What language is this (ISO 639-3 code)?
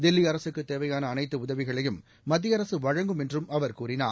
tam